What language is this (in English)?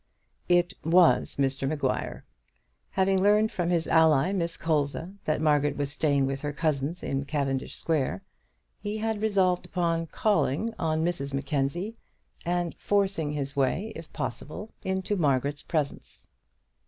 English